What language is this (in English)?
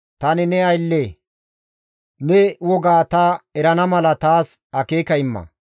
Gamo